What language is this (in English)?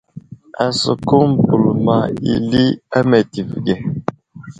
Wuzlam